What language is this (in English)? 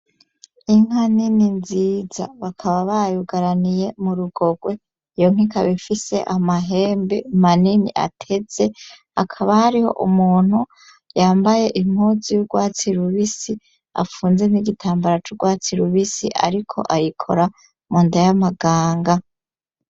Rundi